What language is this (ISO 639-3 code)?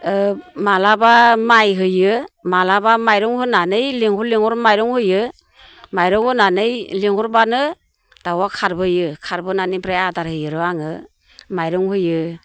brx